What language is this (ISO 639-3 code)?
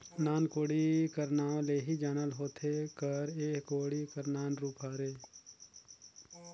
hne